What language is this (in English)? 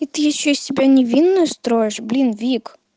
Russian